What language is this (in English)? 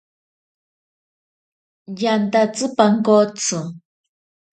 Ashéninka Perené